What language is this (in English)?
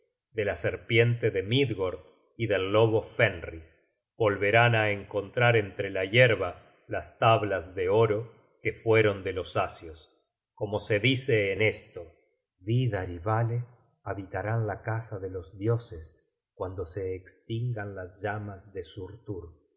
Spanish